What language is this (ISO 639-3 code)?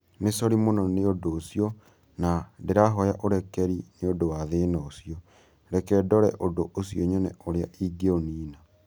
kik